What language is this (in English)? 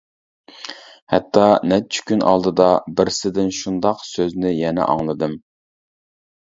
Uyghur